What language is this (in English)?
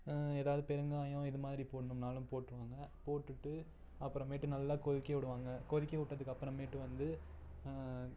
Tamil